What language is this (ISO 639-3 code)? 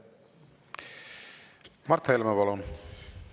est